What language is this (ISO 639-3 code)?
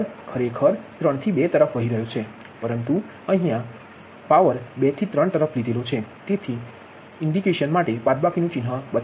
guj